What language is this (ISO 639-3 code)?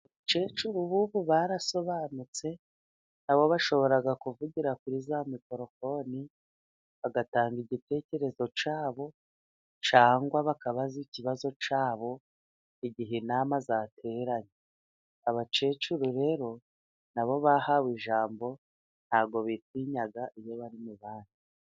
kin